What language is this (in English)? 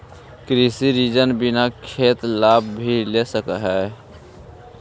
Magahi